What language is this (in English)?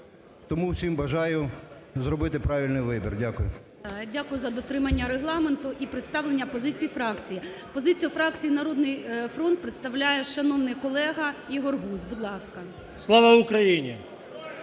Ukrainian